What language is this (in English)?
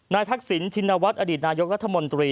Thai